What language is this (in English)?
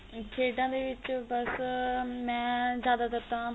Punjabi